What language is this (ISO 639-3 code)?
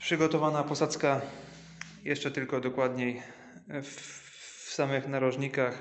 pol